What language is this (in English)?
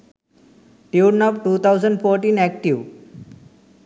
Sinhala